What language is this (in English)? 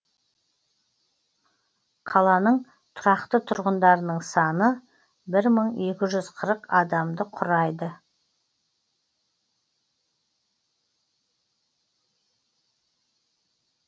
Kazakh